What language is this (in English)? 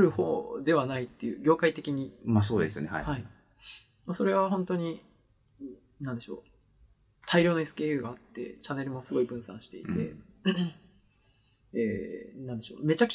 Japanese